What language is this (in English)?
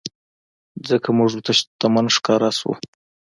Pashto